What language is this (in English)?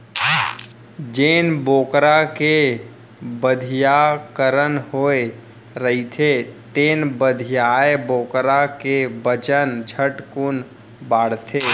Chhattisgarhi